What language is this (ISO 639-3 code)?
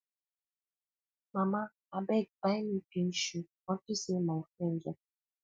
pcm